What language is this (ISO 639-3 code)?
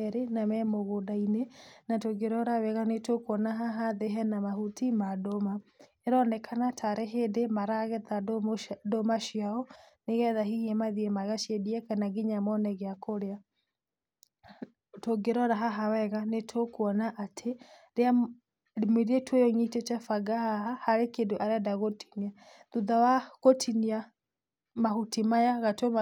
kik